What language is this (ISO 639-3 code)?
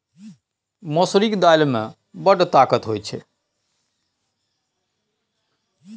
mai